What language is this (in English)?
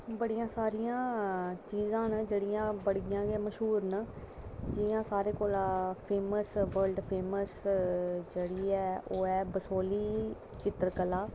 Dogri